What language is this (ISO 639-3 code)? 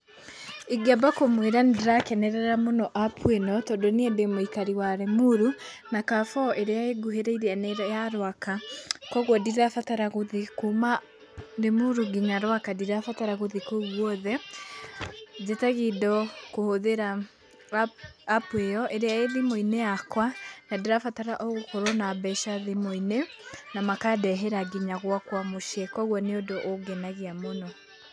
kik